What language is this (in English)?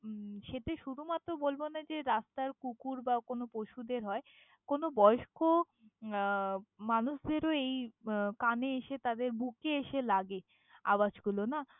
Bangla